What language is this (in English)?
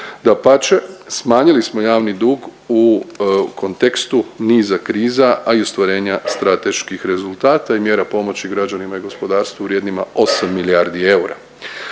Croatian